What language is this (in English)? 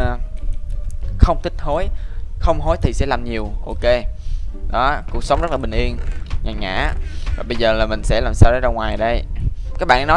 Vietnamese